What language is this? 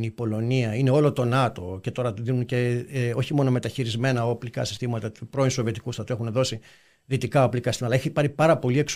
Greek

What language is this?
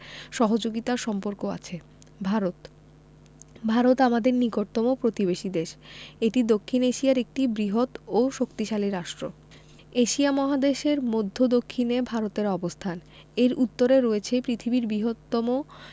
Bangla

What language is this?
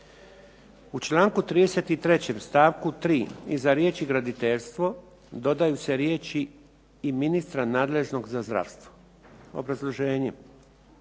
Croatian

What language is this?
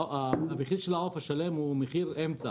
Hebrew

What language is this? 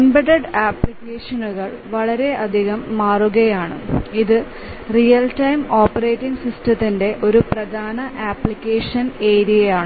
Malayalam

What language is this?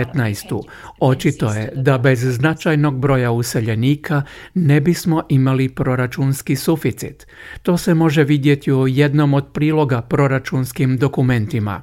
Croatian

